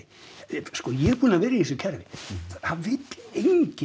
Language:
Icelandic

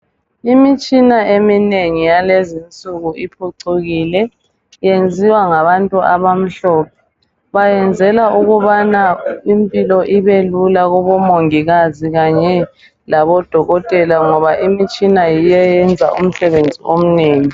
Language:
North Ndebele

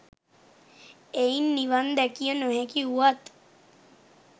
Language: Sinhala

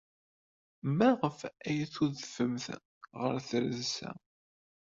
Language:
Kabyle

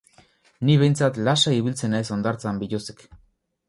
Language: Basque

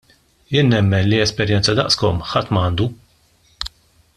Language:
Maltese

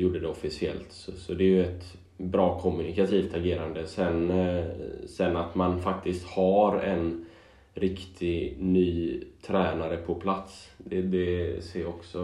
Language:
Swedish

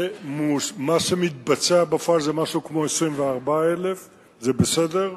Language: Hebrew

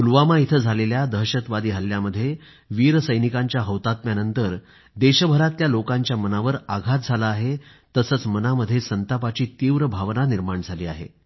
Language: Marathi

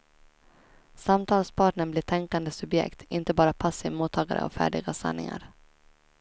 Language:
Swedish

